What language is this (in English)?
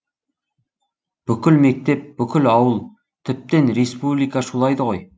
Kazakh